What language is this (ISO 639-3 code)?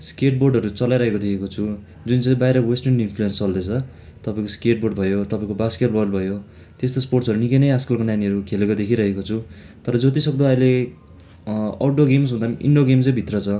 nep